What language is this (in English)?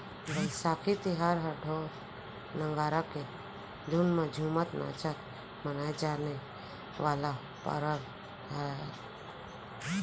Chhattisgarhi